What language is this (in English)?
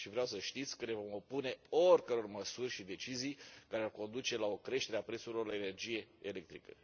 Romanian